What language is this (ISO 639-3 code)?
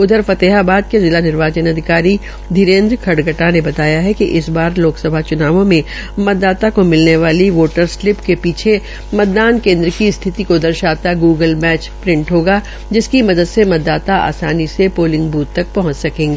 hin